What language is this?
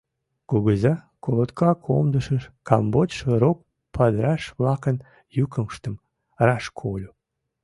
Mari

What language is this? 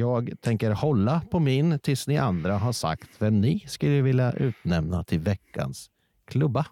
Swedish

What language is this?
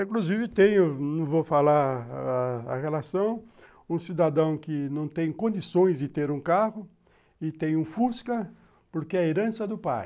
Portuguese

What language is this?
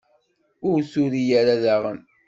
Kabyle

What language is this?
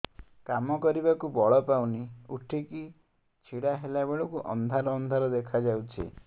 Odia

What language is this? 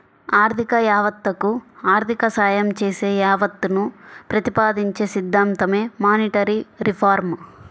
Telugu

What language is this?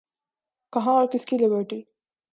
Urdu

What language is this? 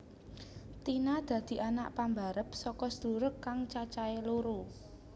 Javanese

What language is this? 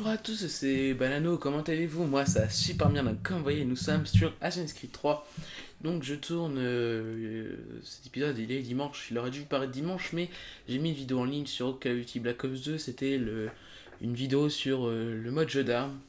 French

